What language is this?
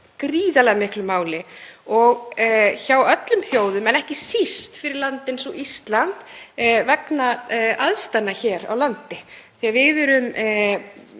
Icelandic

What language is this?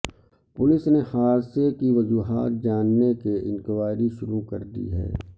Urdu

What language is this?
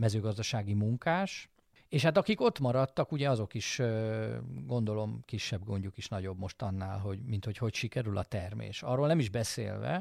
Hungarian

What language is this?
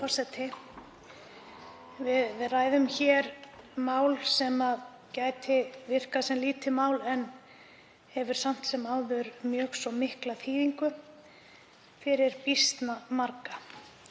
Icelandic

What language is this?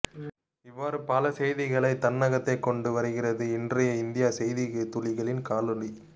Tamil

